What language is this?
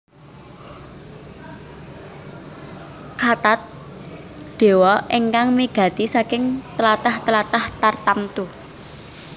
Javanese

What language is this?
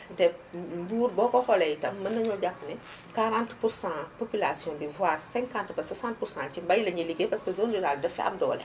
Wolof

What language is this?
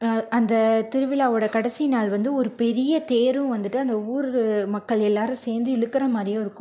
Tamil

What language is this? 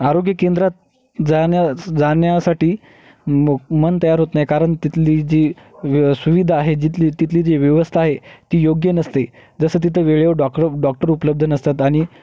Marathi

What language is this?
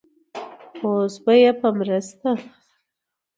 Pashto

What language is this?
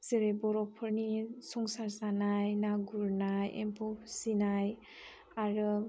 Bodo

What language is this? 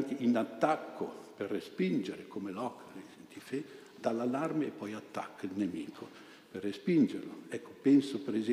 Italian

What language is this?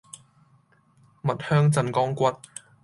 Cantonese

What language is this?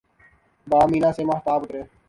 Urdu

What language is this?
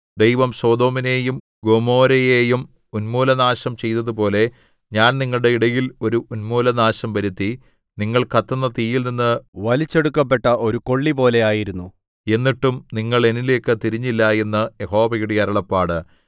Malayalam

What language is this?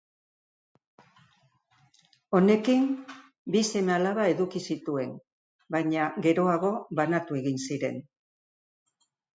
Basque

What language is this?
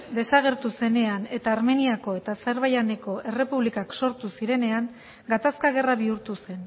Basque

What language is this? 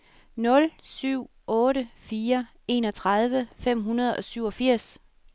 Danish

